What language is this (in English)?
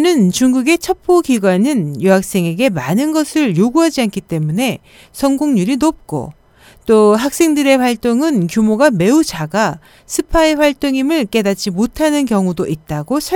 Korean